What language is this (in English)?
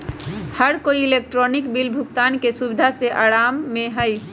Magahi